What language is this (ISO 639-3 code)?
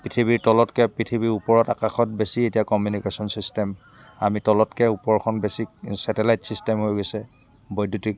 asm